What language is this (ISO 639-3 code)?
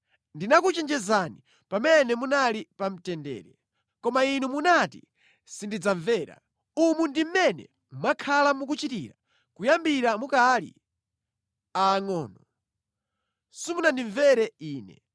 nya